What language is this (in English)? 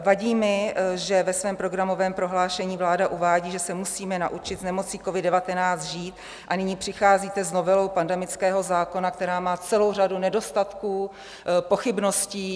Czech